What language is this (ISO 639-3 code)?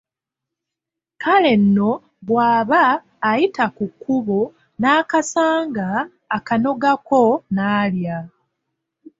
lug